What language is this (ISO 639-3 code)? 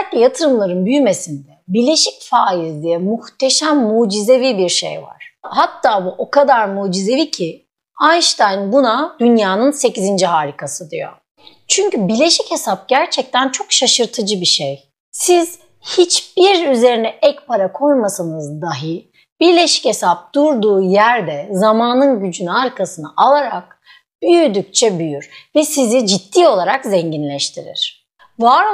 tur